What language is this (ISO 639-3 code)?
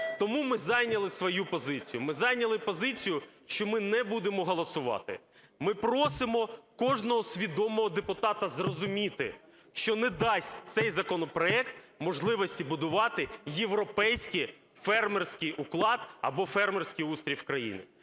ukr